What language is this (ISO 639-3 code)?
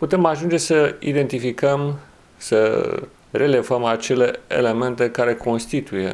ron